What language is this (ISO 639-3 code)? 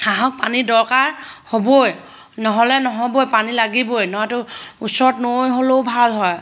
asm